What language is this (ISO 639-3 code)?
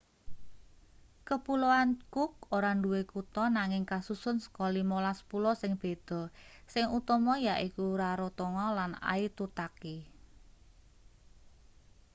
jav